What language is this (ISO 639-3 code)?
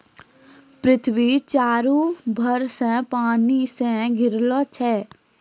mai